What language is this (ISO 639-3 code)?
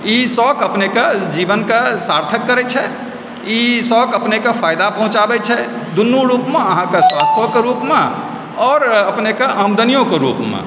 mai